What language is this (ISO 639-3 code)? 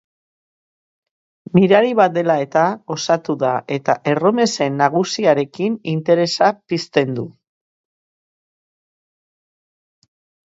eus